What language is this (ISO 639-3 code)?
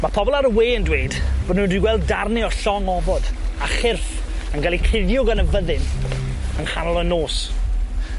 cym